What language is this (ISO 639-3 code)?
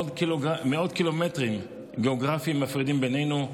heb